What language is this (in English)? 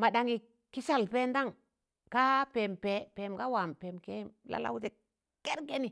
Tangale